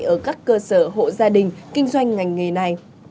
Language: Vietnamese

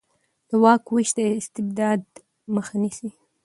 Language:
Pashto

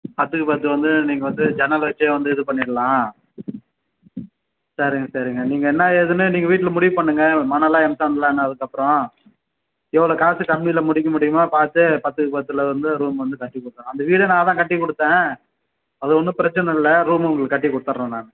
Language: Tamil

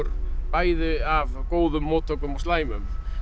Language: Icelandic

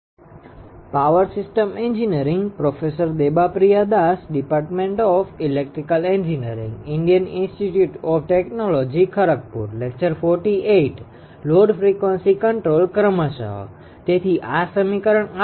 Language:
Gujarati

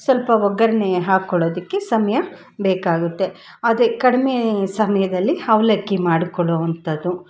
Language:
Kannada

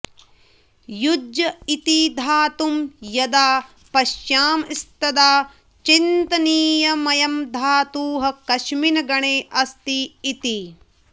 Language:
Sanskrit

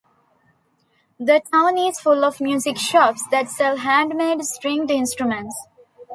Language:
English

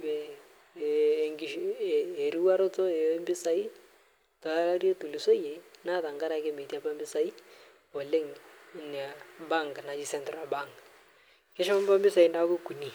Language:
Masai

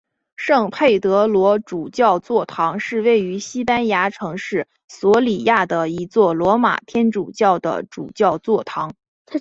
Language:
Chinese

